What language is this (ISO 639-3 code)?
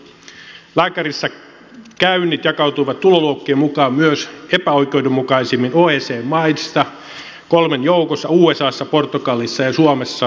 fin